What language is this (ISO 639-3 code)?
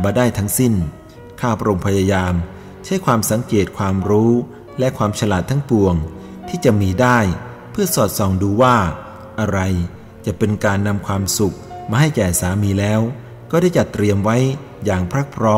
tha